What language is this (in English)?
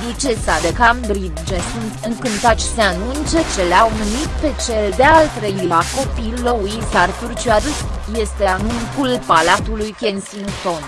Romanian